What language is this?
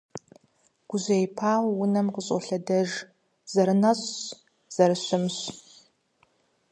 Kabardian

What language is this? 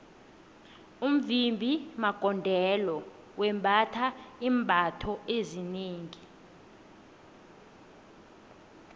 South Ndebele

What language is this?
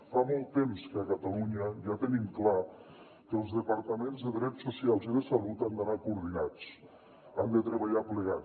Catalan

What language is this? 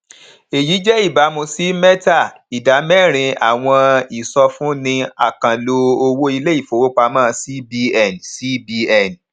Yoruba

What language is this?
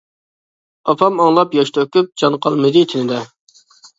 Uyghur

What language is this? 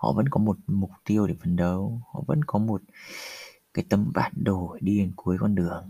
Vietnamese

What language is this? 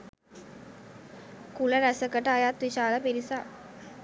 Sinhala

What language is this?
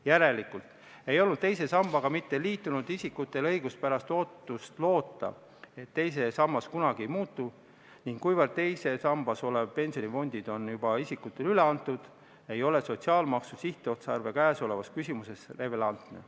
Estonian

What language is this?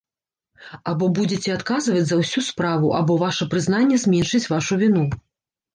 Belarusian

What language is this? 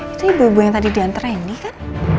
Indonesian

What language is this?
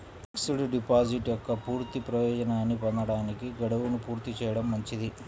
Telugu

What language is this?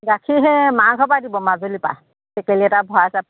Assamese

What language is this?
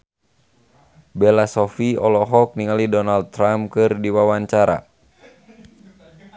Sundanese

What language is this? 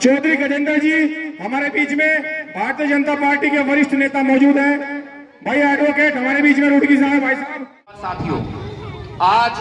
Hindi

